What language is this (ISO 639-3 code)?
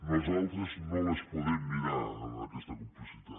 cat